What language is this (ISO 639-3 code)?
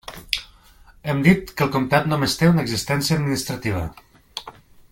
cat